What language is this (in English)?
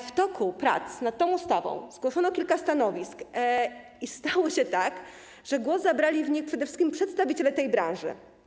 Polish